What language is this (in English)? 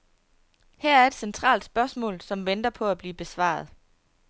Danish